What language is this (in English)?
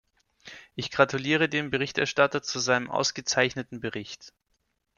German